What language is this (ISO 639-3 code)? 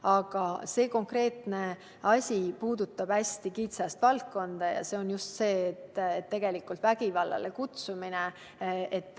est